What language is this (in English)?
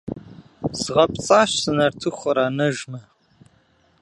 Kabardian